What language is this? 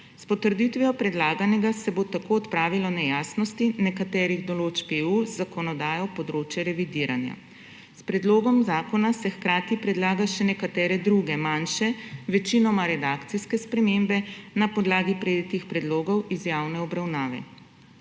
Slovenian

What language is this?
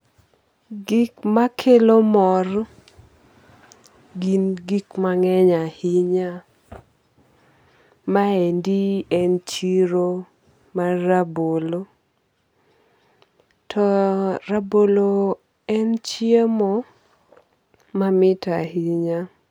Luo (Kenya and Tanzania)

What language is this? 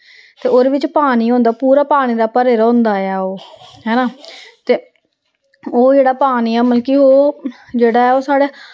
Dogri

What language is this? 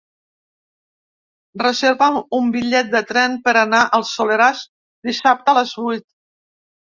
Catalan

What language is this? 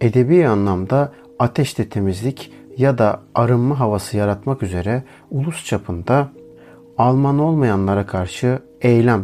Turkish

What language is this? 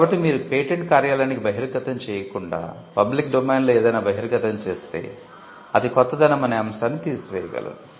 Telugu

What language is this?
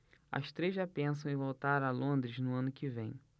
Portuguese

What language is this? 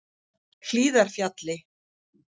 Icelandic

